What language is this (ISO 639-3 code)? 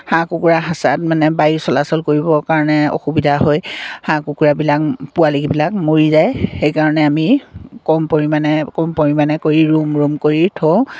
asm